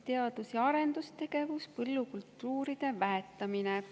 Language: Estonian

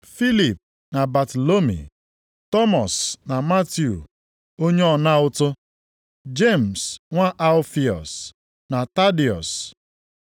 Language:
Igbo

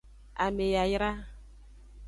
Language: Aja (Benin)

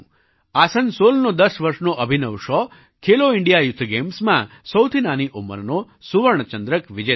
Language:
Gujarati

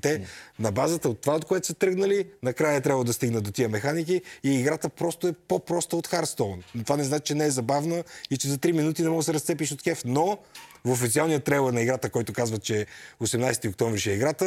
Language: Bulgarian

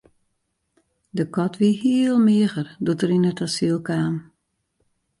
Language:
Western Frisian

